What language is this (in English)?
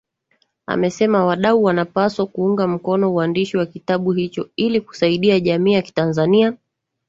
Swahili